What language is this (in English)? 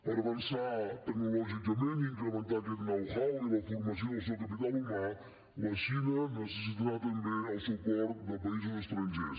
Catalan